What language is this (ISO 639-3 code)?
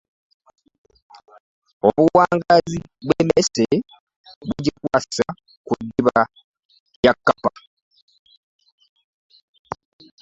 lug